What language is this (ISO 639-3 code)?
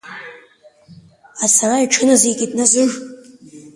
abk